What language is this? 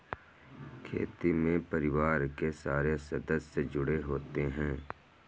Hindi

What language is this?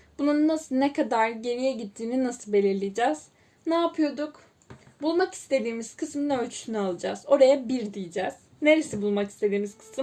Turkish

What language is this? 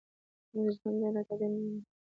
Pashto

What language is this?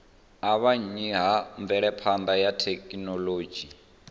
Venda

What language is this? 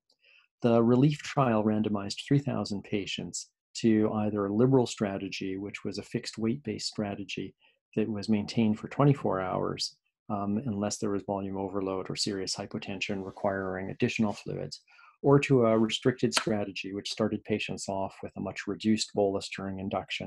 English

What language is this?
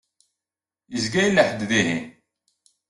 Kabyle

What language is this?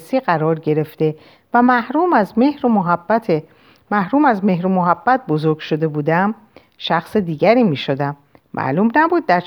Persian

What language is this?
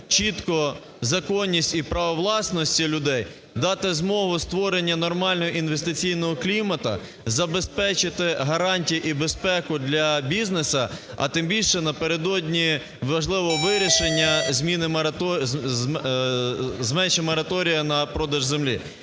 Ukrainian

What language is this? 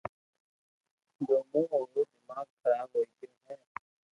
Loarki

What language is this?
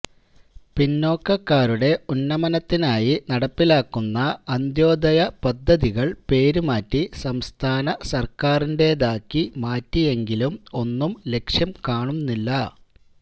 Malayalam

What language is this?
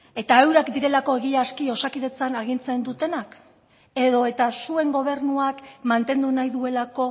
Basque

